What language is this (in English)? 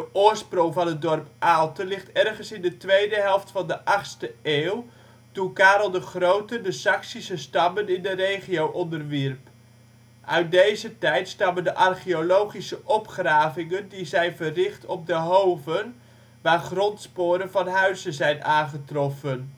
Dutch